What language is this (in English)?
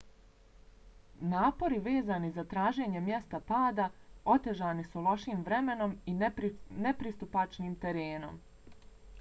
Bosnian